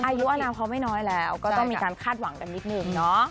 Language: Thai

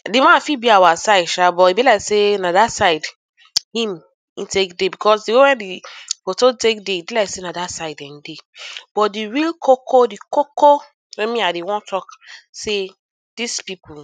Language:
Nigerian Pidgin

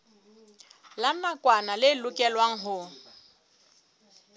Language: Southern Sotho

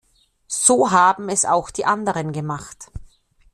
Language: German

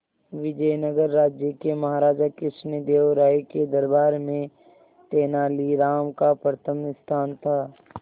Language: Hindi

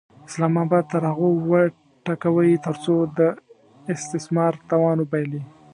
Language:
Pashto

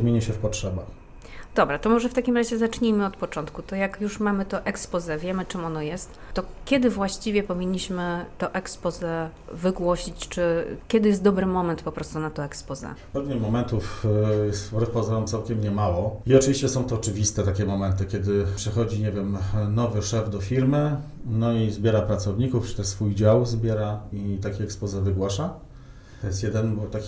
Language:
Polish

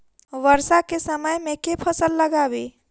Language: Maithili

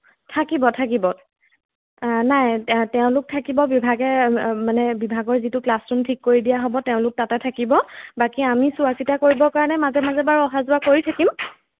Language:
Assamese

